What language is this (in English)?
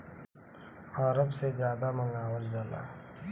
Bhojpuri